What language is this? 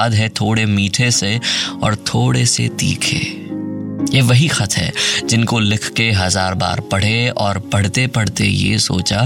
Hindi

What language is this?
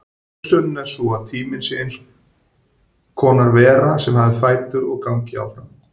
Icelandic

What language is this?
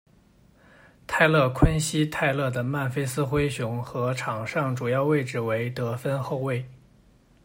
Chinese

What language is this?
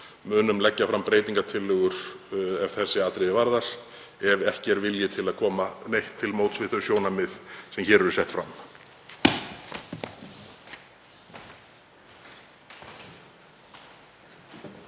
Icelandic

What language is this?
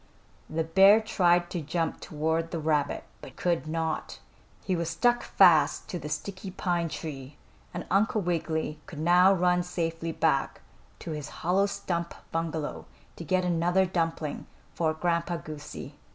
English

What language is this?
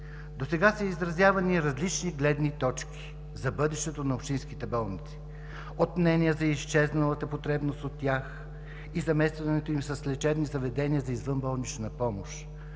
Bulgarian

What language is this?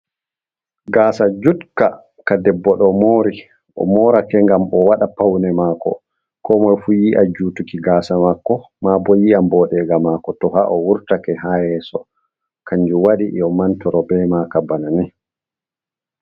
Fula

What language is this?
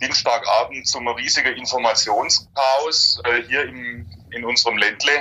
German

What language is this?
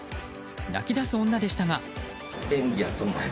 Japanese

